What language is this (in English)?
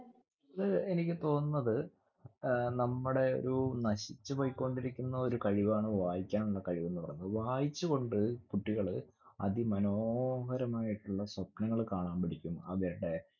Malayalam